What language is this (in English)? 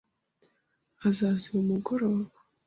Kinyarwanda